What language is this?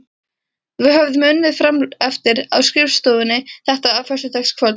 Icelandic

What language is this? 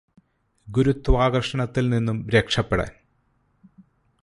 Malayalam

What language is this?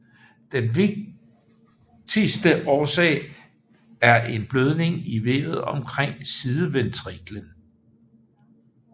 Danish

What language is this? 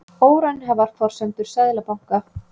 Icelandic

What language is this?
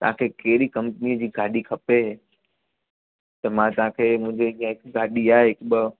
Sindhi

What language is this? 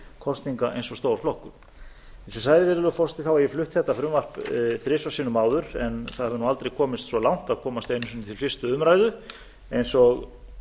Icelandic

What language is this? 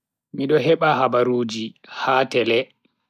Bagirmi Fulfulde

